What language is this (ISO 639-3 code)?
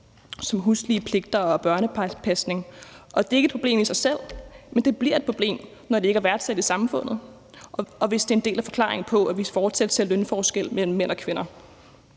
dan